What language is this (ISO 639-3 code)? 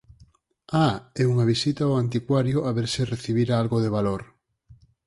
glg